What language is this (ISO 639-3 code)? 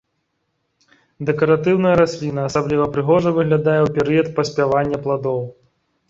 bel